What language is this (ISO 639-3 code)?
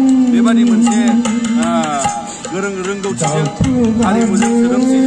ron